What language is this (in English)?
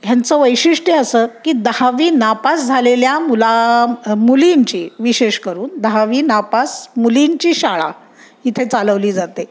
Marathi